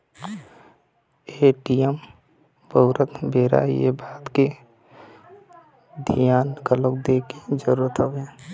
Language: Chhattisgarhi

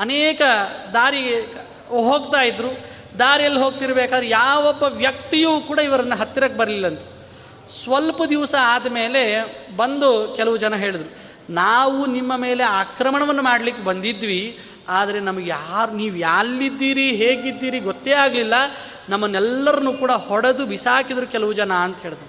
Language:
Kannada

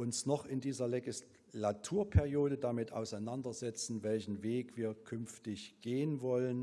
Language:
German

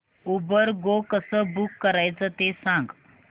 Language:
Marathi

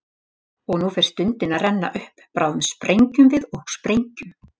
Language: Icelandic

